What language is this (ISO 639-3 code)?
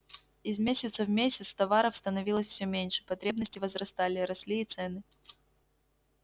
rus